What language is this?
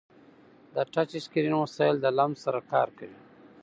Pashto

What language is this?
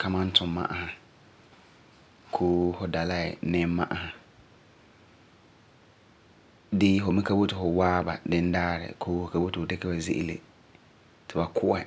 Frafra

